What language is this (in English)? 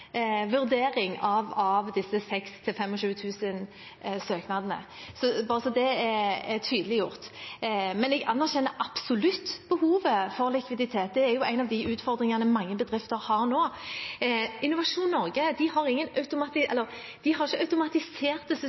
Norwegian Bokmål